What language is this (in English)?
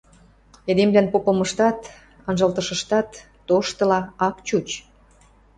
Western Mari